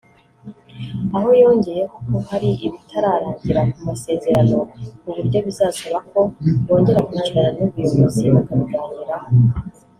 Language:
Kinyarwanda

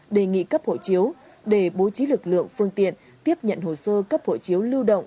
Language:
Vietnamese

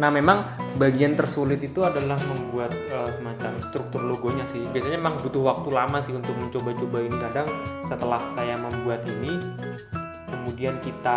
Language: Indonesian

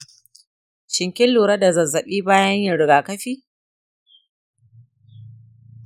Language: Hausa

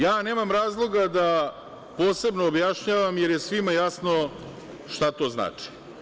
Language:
Serbian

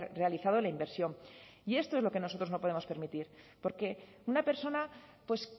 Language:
Spanish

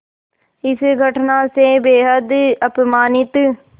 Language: Hindi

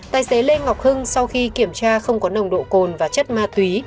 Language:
Vietnamese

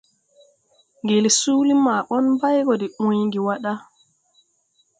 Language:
Tupuri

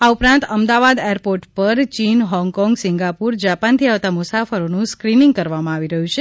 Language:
Gujarati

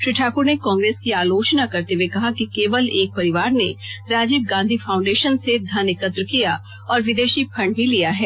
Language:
Hindi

